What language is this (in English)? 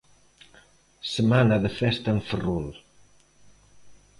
Galician